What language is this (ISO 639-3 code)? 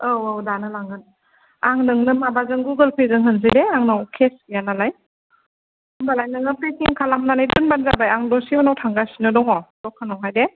brx